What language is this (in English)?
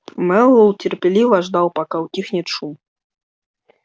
Russian